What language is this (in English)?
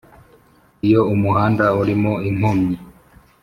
Kinyarwanda